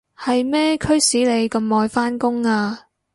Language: Cantonese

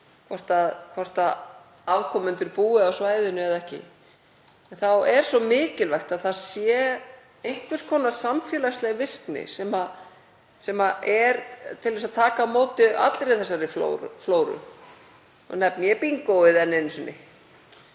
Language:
Icelandic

